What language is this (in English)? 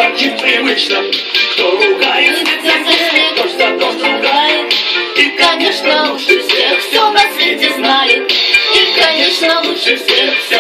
Romanian